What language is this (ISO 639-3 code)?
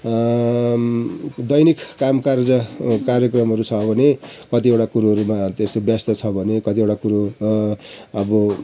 nep